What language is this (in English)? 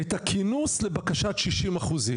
Hebrew